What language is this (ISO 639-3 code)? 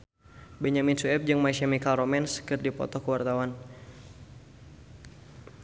sun